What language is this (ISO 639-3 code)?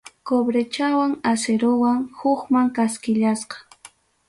quy